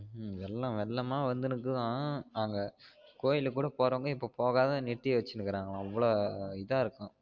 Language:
Tamil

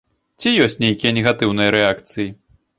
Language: Belarusian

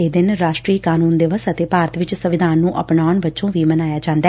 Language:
Punjabi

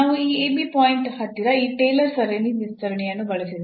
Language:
Kannada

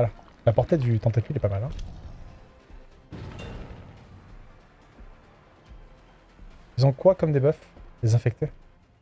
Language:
French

